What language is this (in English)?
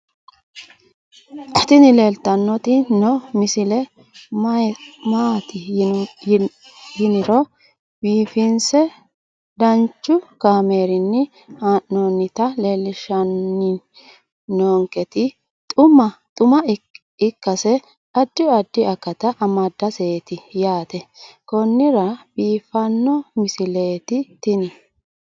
Sidamo